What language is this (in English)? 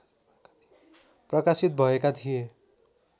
Nepali